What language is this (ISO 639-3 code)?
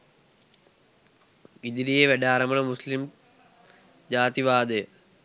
sin